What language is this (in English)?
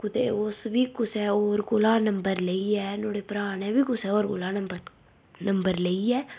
Dogri